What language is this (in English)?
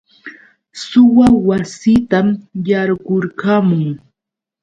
Yauyos Quechua